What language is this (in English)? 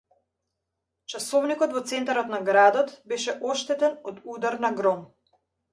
Macedonian